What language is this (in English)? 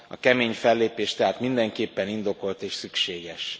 Hungarian